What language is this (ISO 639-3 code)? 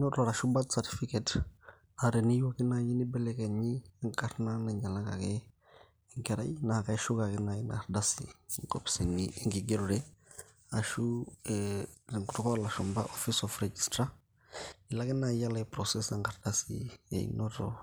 mas